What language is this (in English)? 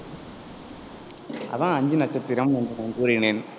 Tamil